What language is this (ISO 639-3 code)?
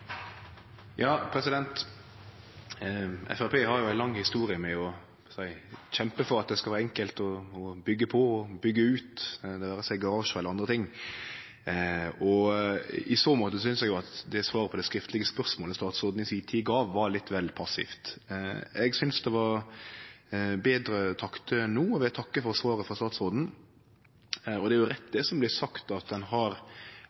nno